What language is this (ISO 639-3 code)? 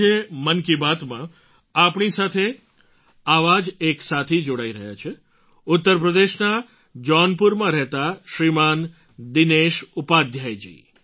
guj